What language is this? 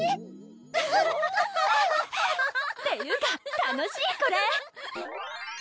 Japanese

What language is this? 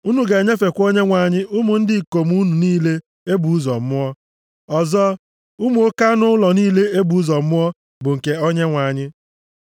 Igbo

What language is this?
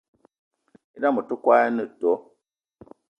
Eton (Cameroon)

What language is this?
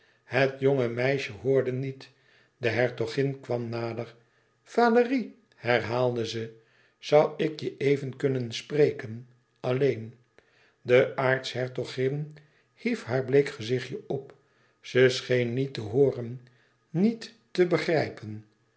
Dutch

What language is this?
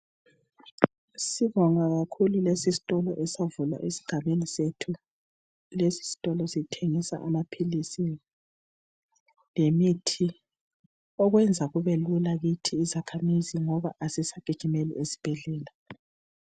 North Ndebele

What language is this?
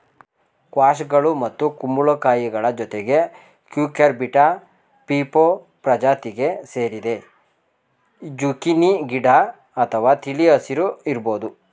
Kannada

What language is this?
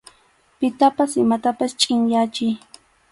Arequipa-La Unión Quechua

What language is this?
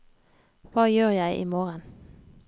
Norwegian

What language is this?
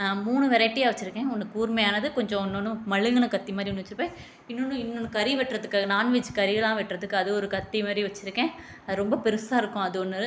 Tamil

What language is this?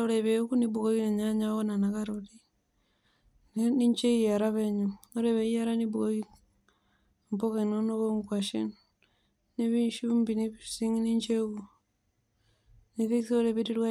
Masai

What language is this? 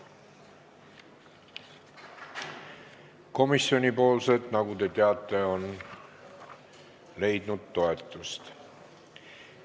Estonian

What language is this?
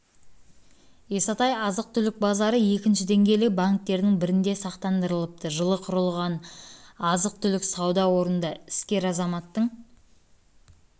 Kazakh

